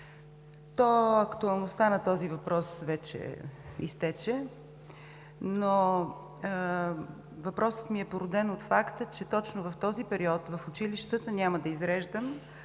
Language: Bulgarian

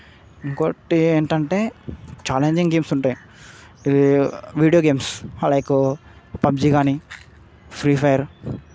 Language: Telugu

